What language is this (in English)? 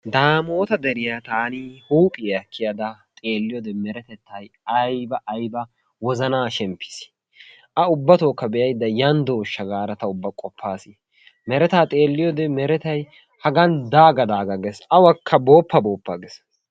Wolaytta